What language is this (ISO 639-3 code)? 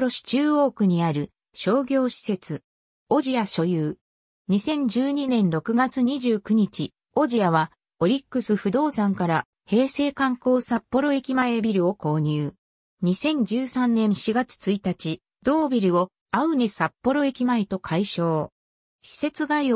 jpn